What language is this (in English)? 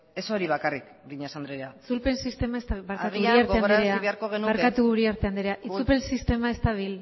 Basque